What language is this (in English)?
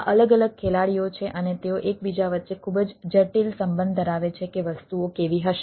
Gujarati